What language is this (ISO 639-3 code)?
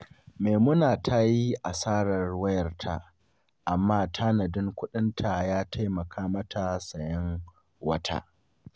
hau